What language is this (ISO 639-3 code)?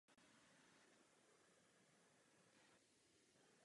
ces